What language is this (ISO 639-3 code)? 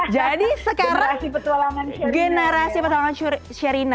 ind